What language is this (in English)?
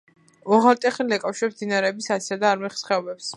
Georgian